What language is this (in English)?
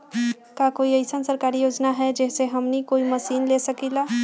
Magahi